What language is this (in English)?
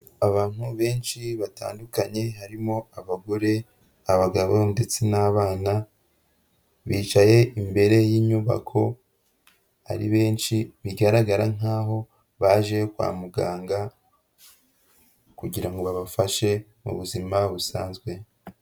Kinyarwanda